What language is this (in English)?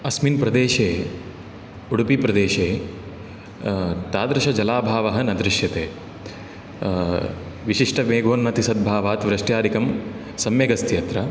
Sanskrit